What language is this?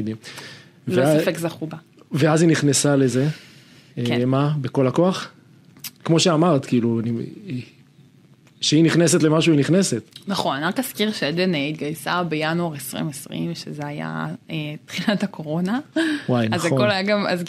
Hebrew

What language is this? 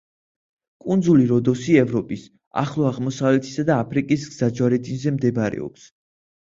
Georgian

